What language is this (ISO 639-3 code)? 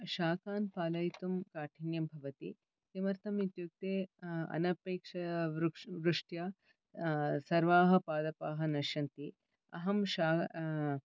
san